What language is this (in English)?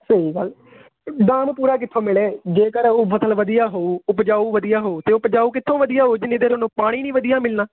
Punjabi